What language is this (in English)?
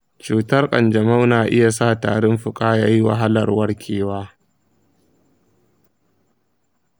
Hausa